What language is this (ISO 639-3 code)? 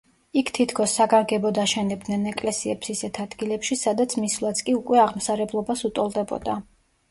kat